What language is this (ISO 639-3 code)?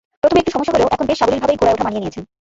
ben